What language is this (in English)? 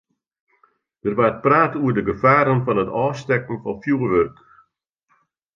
Western Frisian